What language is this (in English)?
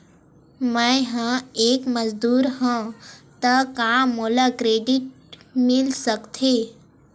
Chhattisgarhi